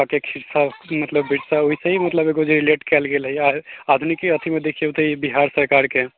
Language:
Maithili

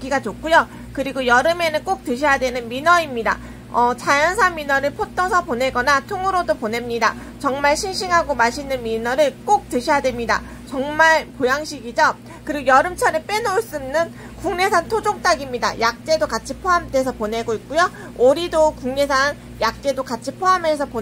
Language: Korean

